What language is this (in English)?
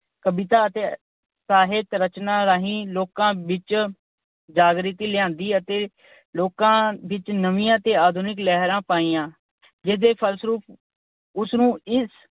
Punjabi